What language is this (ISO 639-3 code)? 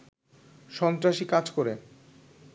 ben